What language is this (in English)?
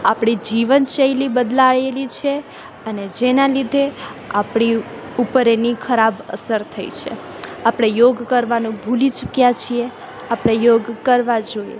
Gujarati